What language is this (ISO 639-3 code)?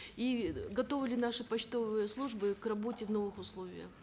kaz